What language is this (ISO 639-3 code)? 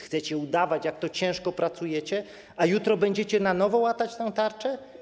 pol